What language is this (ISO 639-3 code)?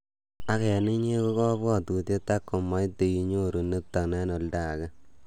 kln